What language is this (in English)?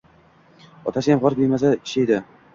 Uzbek